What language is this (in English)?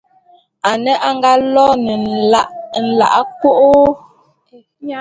Bulu